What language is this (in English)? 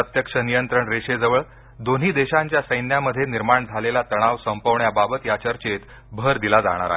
Marathi